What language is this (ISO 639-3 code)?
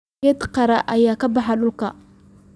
som